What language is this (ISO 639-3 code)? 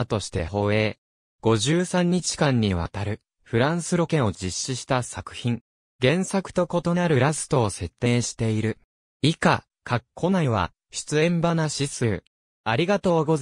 jpn